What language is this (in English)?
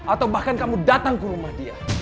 Indonesian